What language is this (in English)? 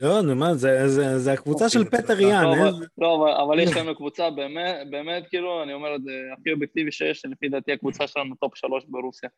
Hebrew